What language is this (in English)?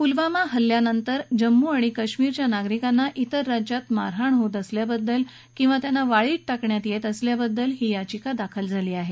Marathi